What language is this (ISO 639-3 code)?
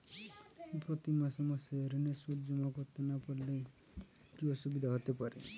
ben